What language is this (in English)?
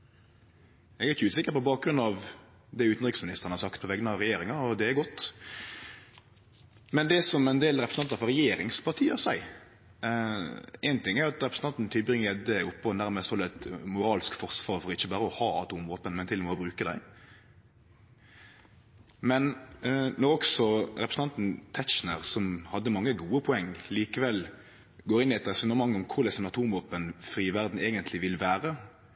Norwegian Nynorsk